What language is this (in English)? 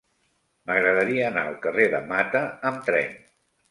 Catalan